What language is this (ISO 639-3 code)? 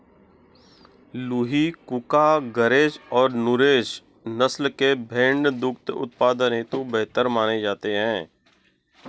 hin